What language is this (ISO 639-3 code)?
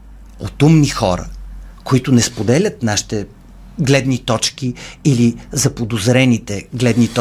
bul